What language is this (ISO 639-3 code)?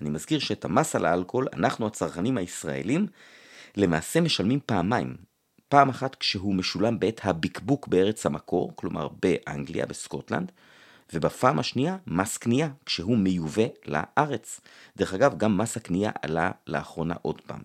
heb